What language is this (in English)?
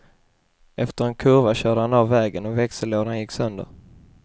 Swedish